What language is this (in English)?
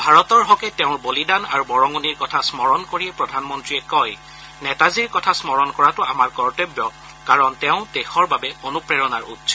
Assamese